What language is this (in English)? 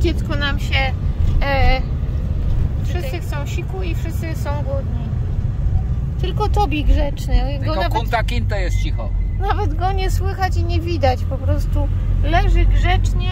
Polish